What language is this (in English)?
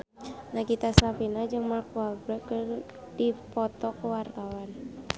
Sundanese